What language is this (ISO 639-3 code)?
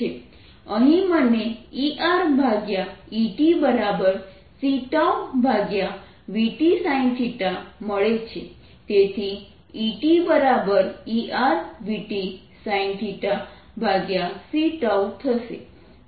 guj